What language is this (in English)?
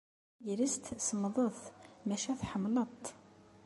Kabyle